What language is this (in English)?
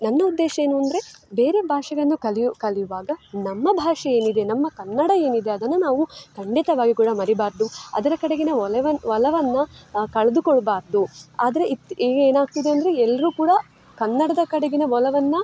Kannada